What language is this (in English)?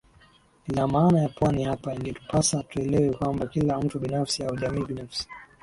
Swahili